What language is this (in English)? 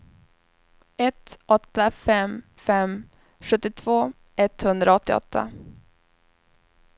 Swedish